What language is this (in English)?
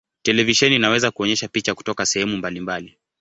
Swahili